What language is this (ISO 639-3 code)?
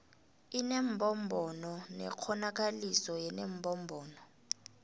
nbl